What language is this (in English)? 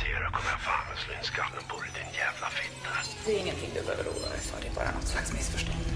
Swedish